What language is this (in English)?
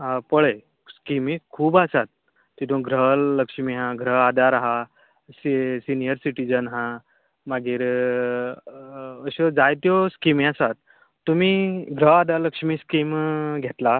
Konkani